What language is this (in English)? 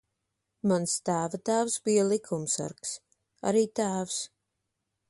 Latvian